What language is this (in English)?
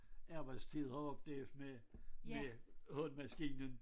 Danish